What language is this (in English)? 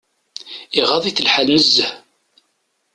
Kabyle